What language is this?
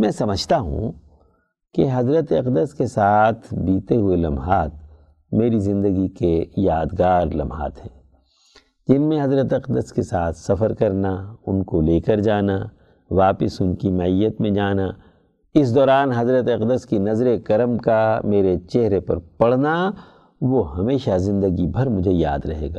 Urdu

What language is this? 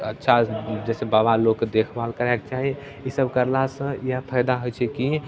Maithili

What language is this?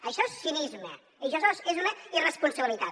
Catalan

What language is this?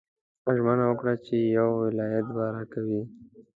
Pashto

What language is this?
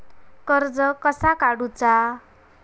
Marathi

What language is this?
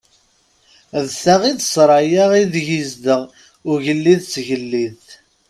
Kabyle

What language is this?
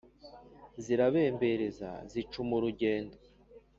Kinyarwanda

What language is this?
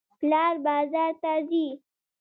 Pashto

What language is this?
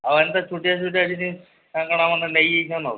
Odia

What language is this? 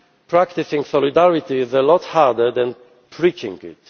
English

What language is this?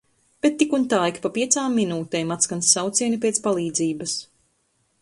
Latvian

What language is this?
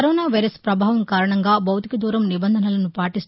Telugu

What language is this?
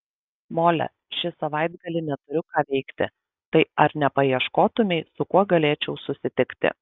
Lithuanian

